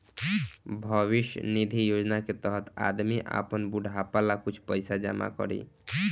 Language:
Bhojpuri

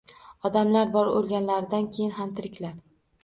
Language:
Uzbek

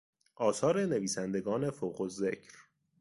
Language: Persian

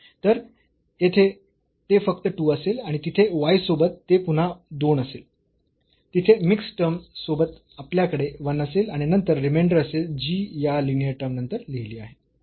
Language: Marathi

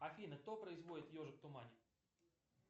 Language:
Russian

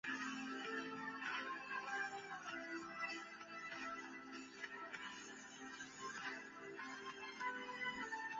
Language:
Chinese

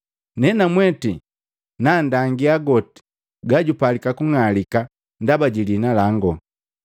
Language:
Matengo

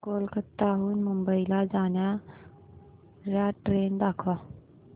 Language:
Marathi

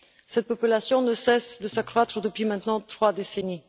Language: French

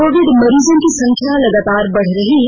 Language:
Hindi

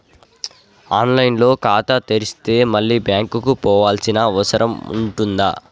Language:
Telugu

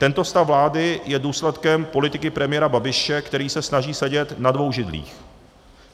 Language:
Czech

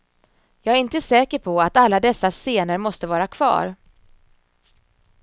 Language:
Swedish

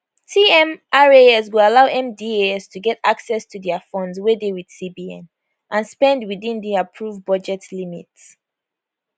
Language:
Nigerian Pidgin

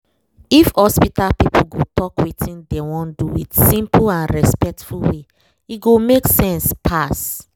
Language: Nigerian Pidgin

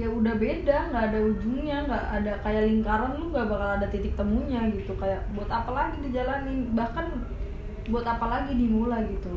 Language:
Indonesian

